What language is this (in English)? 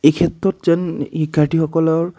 Assamese